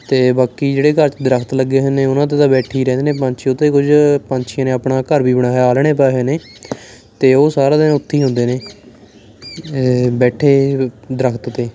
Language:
Punjabi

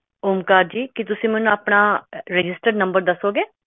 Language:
Punjabi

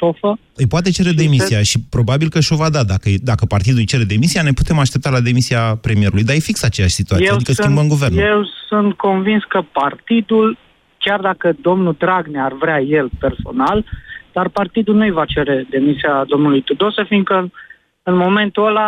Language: Romanian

